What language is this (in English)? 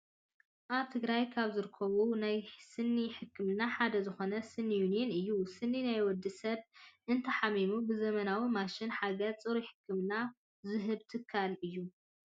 Tigrinya